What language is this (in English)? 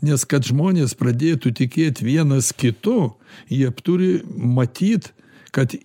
Lithuanian